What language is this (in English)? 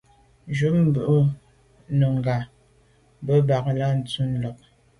Medumba